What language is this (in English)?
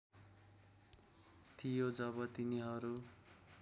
Nepali